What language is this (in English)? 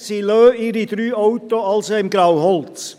Swiss German